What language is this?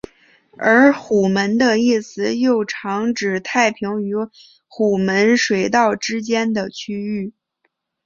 Chinese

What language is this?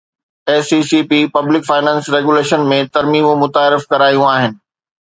Sindhi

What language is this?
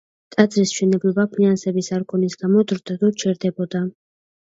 Georgian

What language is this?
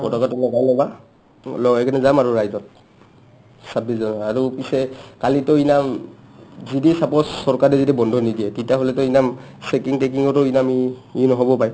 Assamese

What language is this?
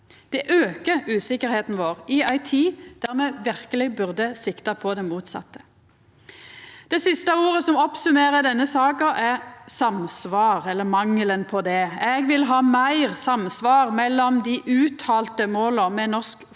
Norwegian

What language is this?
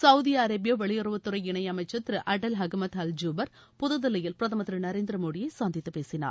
Tamil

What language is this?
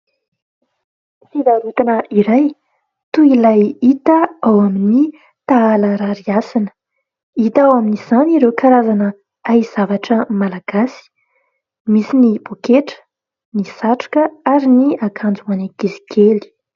Malagasy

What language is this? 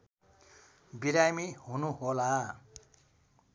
Nepali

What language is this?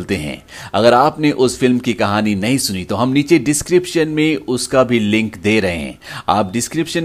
Hindi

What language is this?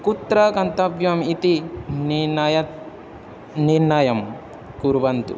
Sanskrit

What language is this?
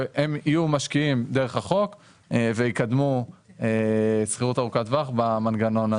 Hebrew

